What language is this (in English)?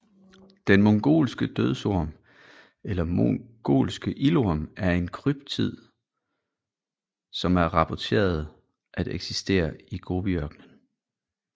Danish